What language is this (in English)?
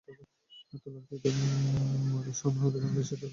Bangla